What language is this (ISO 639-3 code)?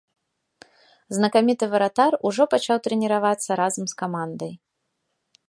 bel